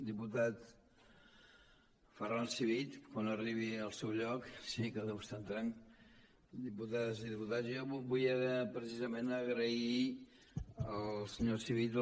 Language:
Catalan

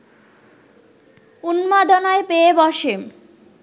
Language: Bangla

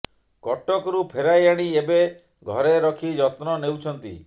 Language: Odia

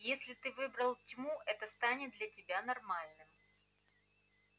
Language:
Russian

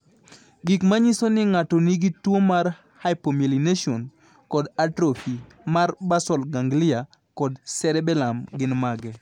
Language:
Luo (Kenya and Tanzania)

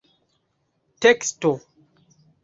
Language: Esperanto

